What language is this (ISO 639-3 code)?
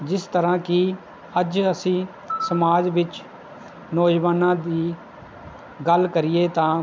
pan